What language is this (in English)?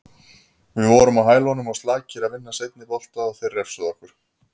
Icelandic